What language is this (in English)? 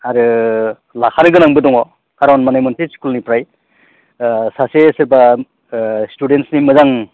Bodo